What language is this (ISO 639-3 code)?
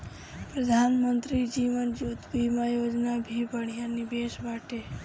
bho